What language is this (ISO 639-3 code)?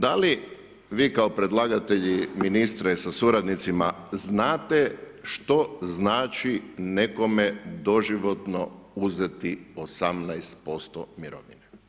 hrv